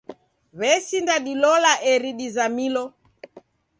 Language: Taita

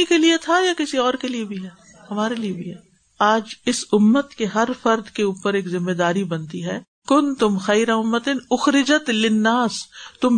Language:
Urdu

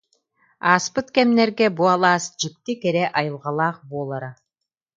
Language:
Yakut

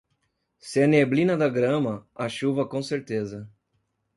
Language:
Portuguese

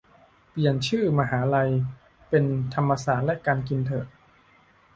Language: Thai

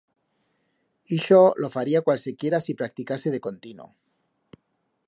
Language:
Aragonese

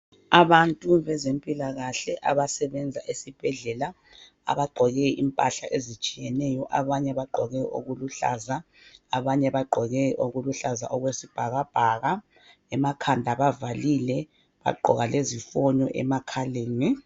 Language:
North Ndebele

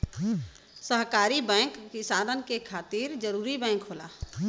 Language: Bhojpuri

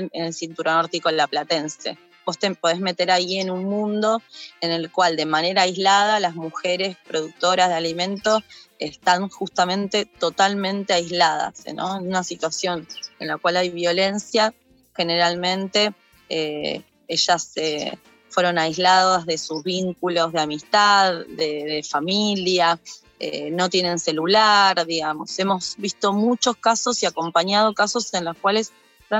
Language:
Spanish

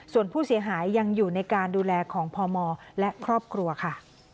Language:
Thai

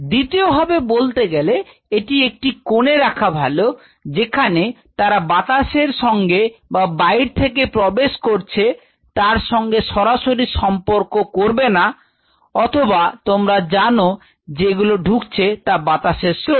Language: Bangla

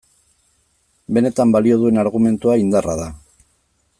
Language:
Basque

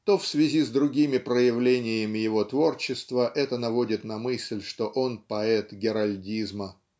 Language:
Russian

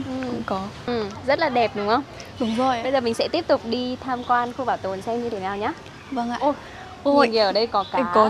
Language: Vietnamese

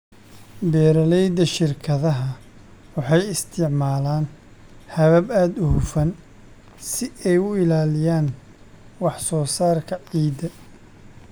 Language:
Somali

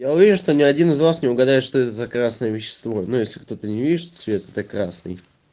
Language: Russian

